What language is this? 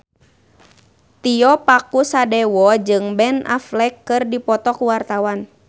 Sundanese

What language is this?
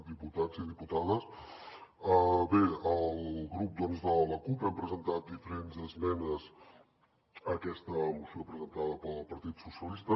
Catalan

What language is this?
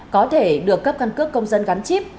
Vietnamese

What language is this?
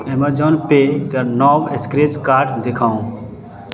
Maithili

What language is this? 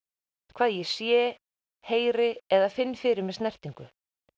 Icelandic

